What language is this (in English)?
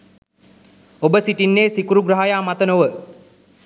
Sinhala